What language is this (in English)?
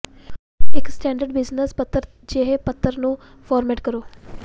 Punjabi